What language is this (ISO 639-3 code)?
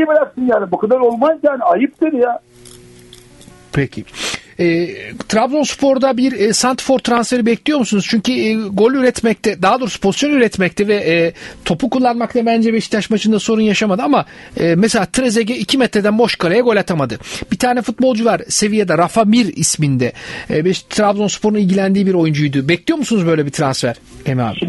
tur